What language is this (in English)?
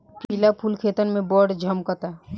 Bhojpuri